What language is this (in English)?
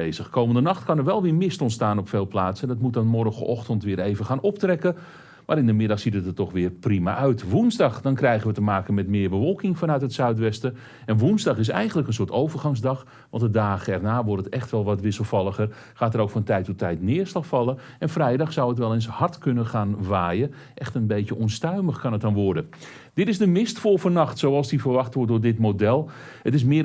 Dutch